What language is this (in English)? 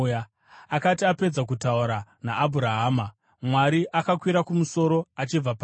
Shona